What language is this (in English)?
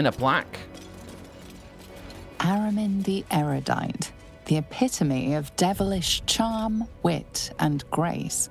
English